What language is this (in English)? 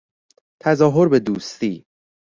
Persian